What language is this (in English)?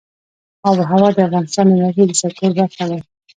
Pashto